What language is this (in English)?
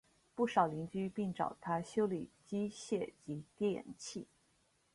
Chinese